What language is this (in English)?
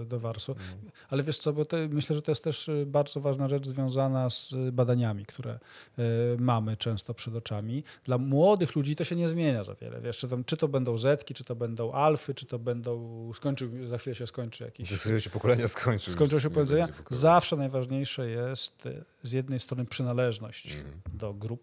Polish